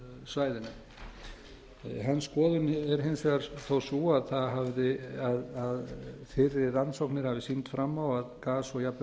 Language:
Icelandic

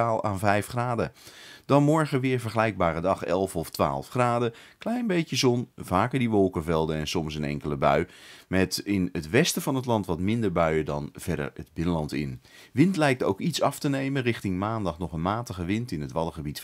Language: Dutch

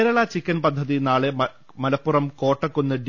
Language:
Malayalam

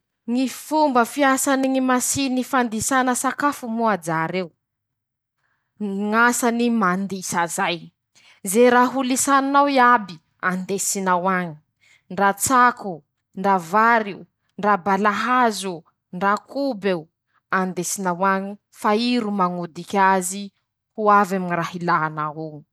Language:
Masikoro Malagasy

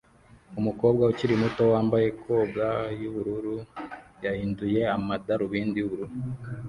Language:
Kinyarwanda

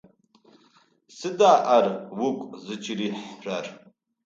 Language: Adyghe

